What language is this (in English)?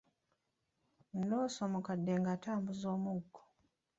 Ganda